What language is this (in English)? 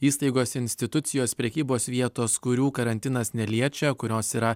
Lithuanian